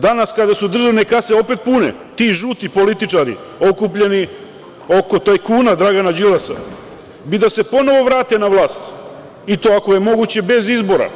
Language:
Serbian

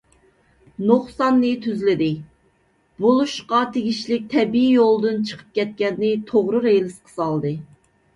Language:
Uyghur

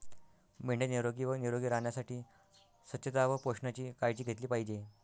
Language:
Marathi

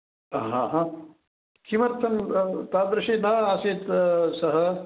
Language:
Sanskrit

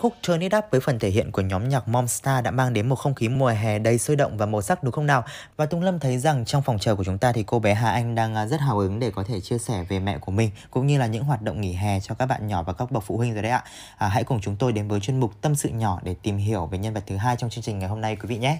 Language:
Vietnamese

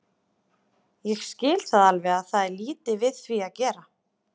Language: Icelandic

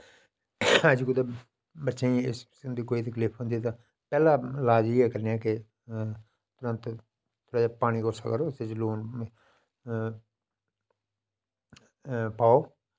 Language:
Dogri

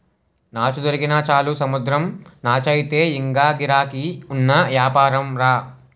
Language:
Telugu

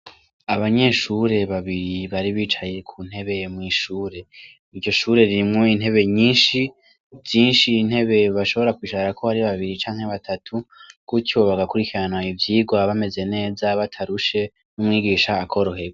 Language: Rundi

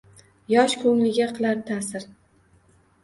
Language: Uzbek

